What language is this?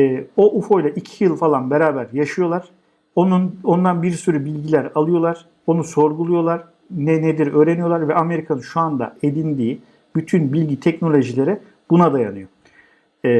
Turkish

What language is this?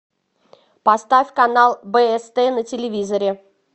Russian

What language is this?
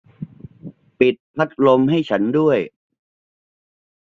Thai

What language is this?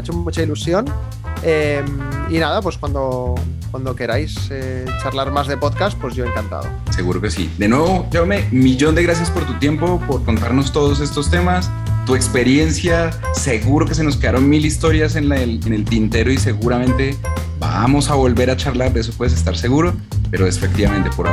Spanish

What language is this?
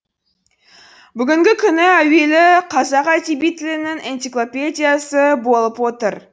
Kazakh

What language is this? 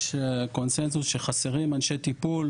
Hebrew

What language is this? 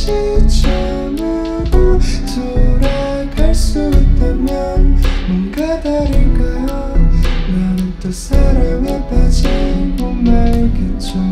Korean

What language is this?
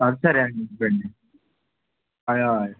Konkani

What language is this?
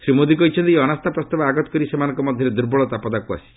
Odia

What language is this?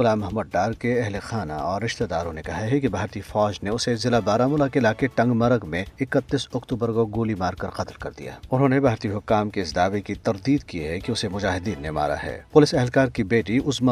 Urdu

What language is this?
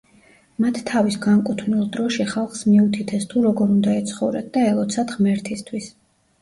Georgian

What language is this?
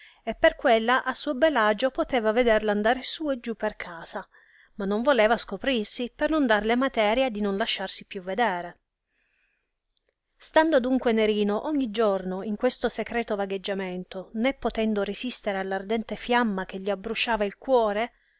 Italian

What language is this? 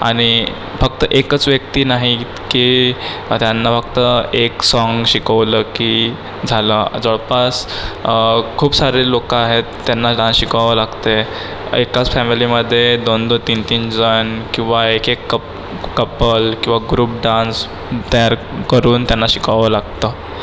Marathi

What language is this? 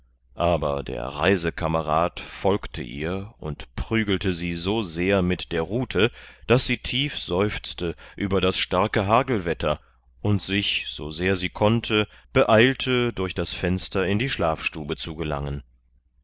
German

